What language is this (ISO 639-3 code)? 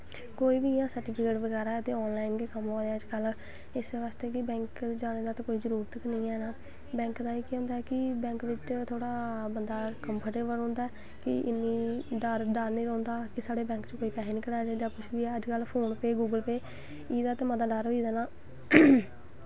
doi